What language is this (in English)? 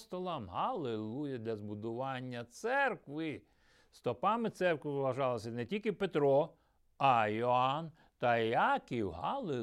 Ukrainian